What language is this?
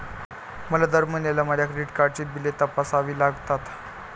Marathi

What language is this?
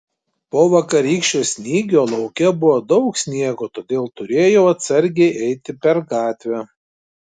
Lithuanian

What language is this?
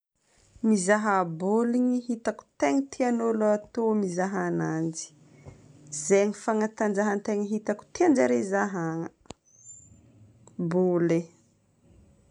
Northern Betsimisaraka Malagasy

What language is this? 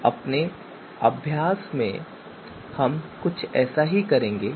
Hindi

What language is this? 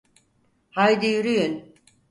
Turkish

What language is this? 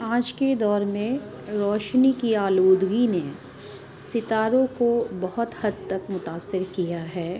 Urdu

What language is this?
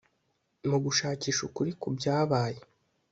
Kinyarwanda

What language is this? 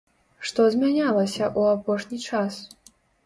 Belarusian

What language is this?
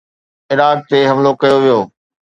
Sindhi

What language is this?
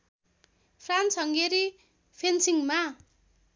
Nepali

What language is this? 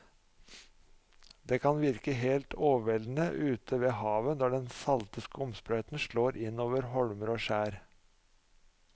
Norwegian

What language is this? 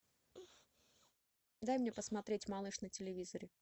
Russian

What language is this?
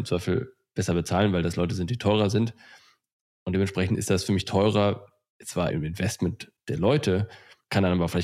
German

